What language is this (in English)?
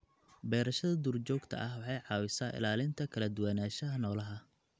Somali